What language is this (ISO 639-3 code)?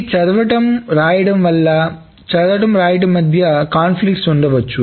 tel